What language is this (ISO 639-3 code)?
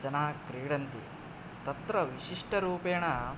san